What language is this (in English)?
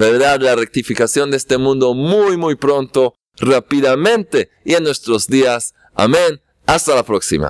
Spanish